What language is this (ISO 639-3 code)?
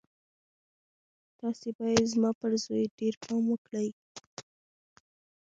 pus